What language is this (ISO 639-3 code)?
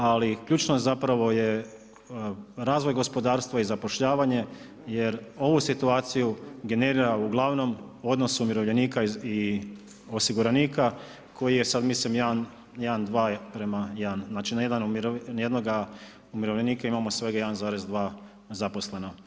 hrv